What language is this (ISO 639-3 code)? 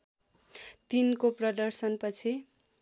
nep